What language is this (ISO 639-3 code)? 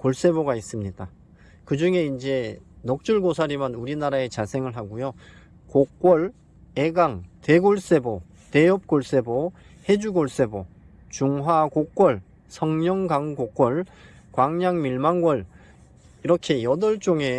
kor